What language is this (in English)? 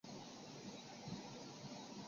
Chinese